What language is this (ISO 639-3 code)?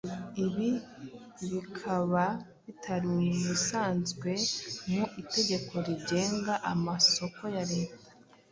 kin